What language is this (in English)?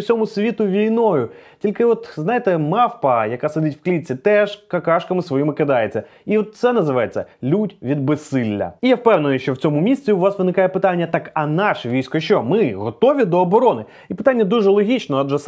Ukrainian